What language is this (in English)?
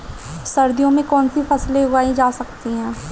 Hindi